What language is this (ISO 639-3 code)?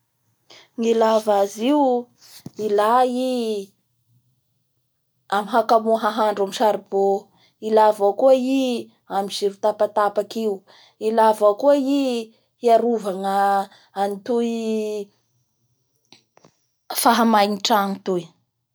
bhr